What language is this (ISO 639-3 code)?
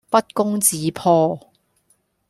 yue